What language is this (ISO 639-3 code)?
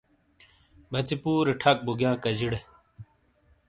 scl